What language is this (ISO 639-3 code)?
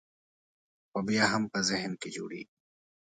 pus